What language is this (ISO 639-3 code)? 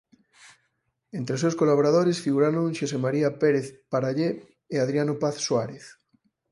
glg